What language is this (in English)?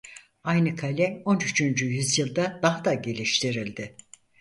Turkish